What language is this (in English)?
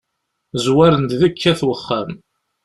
Kabyle